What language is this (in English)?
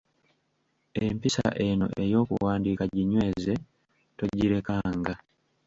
Ganda